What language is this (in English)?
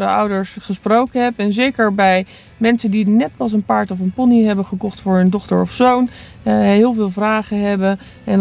Dutch